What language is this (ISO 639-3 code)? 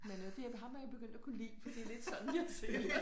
dan